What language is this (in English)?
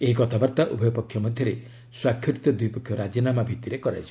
Odia